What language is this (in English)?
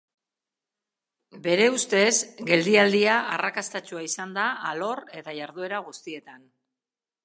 Basque